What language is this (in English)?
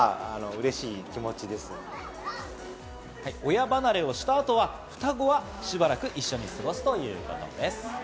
Japanese